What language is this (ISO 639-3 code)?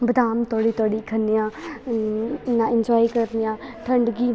doi